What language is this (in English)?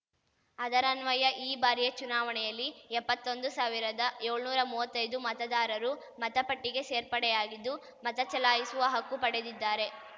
Kannada